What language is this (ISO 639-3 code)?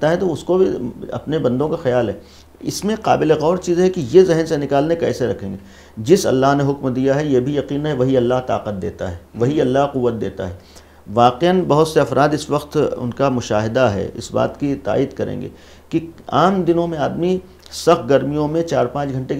hin